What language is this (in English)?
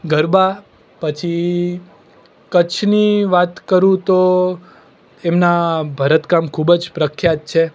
Gujarati